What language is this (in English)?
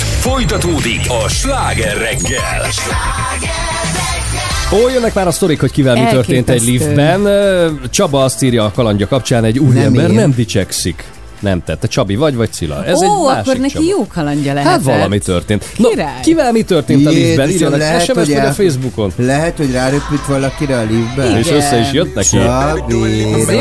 Hungarian